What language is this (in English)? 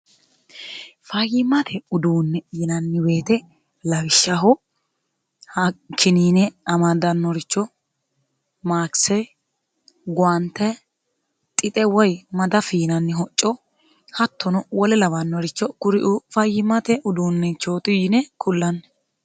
Sidamo